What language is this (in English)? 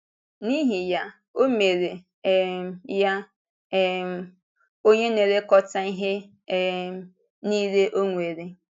Igbo